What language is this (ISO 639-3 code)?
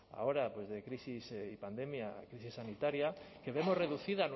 spa